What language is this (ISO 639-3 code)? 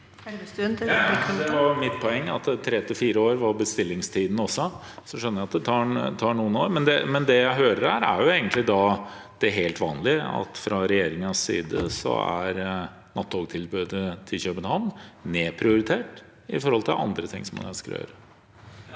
nor